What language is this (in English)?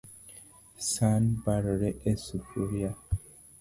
Luo (Kenya and Tanzania)